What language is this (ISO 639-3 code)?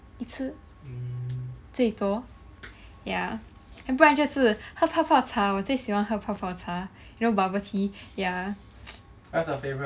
eng